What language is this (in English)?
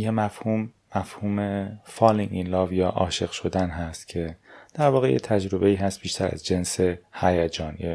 Persian